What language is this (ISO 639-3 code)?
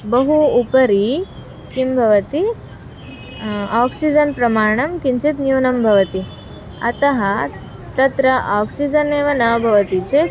san